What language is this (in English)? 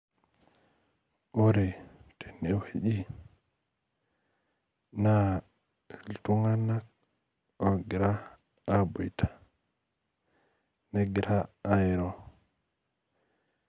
Masai